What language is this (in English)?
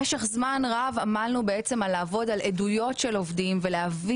Hebrew